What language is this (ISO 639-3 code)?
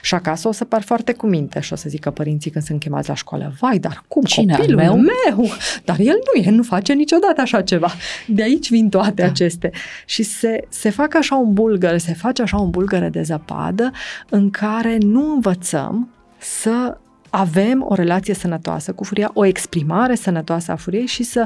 ron